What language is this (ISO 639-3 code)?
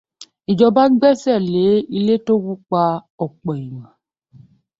yor